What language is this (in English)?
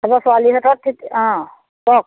Assamese